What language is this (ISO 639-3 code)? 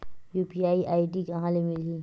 hne